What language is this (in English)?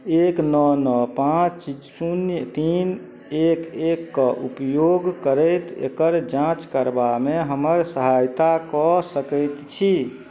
Maithili